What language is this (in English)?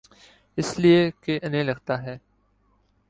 Urdu